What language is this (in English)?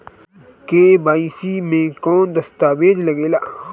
Bhojpuri